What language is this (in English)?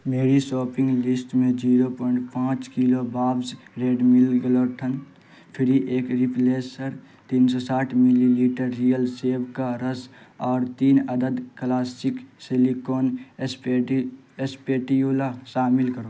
Urdu